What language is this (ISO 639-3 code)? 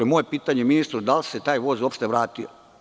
srp